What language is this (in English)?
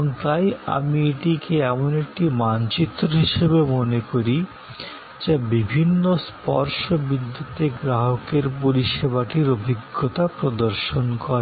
Bangla